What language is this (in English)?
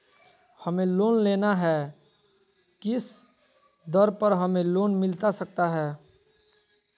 Magahi